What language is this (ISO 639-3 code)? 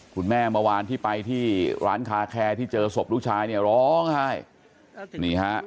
tha